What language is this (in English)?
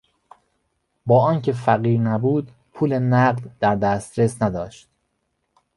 Persian